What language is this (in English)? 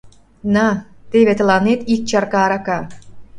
Mari